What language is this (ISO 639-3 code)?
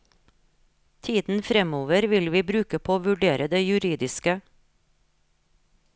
nor